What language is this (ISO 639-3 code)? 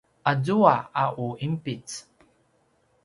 pwn